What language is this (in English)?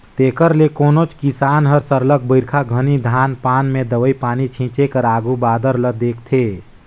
Chhattisgarhi